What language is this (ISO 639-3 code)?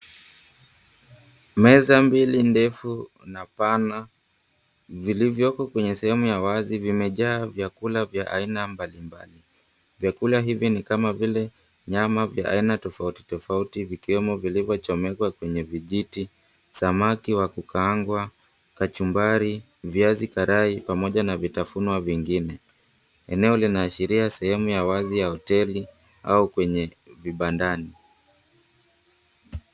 swa